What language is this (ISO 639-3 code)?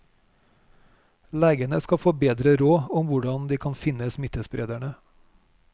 nor